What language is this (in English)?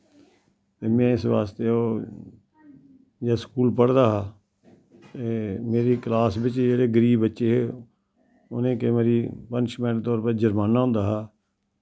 Dogri